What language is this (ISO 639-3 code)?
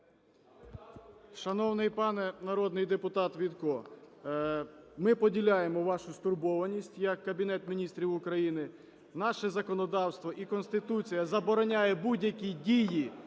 ukr